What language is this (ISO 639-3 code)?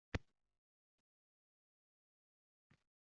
uzb